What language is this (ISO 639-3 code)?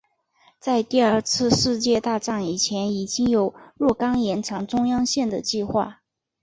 zho